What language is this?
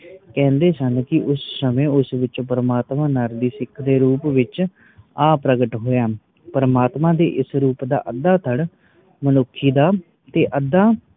Punjabi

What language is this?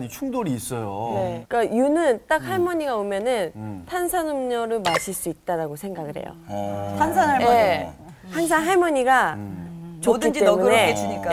Korean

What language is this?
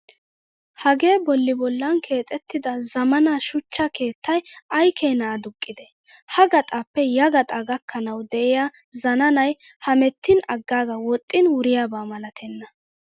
Wolaytta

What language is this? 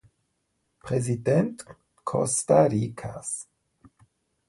German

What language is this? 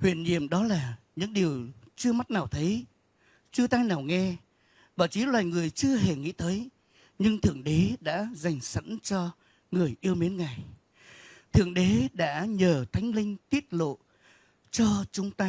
Vietnamese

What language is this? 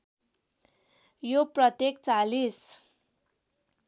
Nepali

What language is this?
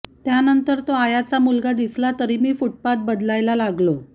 Marathi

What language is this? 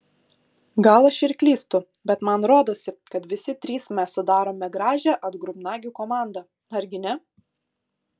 Lithuanian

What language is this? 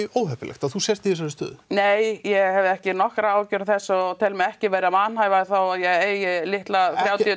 Icelandic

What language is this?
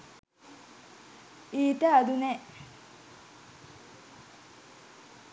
Sinhala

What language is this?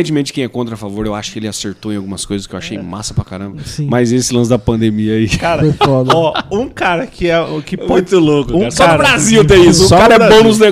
Portuguese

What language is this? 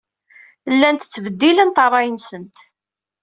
Kabyle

